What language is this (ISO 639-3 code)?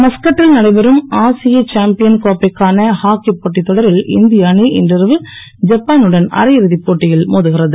tam